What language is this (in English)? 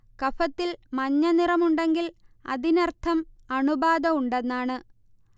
Malayalam